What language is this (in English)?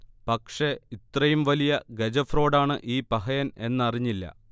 Malayalam